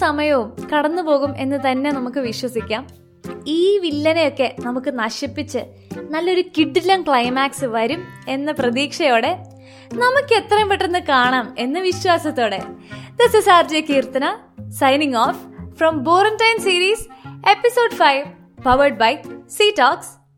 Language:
Malayalam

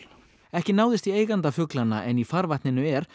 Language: Icelandic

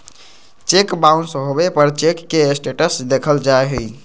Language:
Magahi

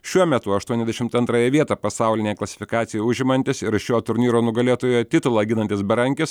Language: Lithuanian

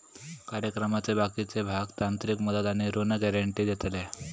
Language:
Marathi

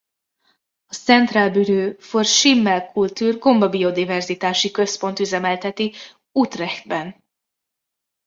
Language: Hungarian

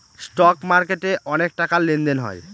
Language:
Bangla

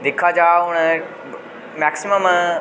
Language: Dogri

